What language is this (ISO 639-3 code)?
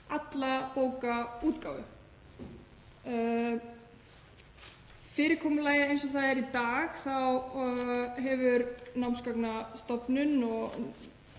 isl